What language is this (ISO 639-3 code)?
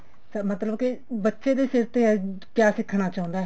pan